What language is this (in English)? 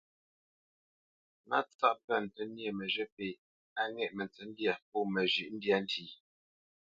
Bamenyam